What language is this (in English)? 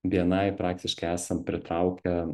Lithuanian